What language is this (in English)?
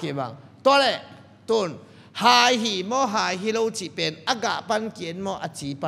Thai